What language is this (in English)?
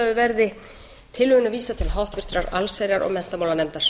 Icelandic